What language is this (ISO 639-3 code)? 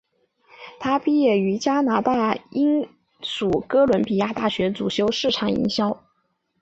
zho